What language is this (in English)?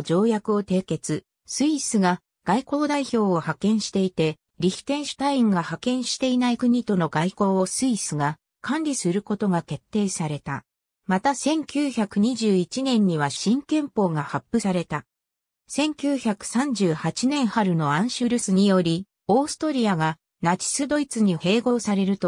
Japanese